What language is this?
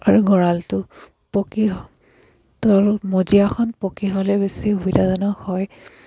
Assamese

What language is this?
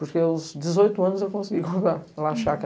Portuguese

